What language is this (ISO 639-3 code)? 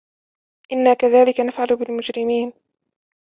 ara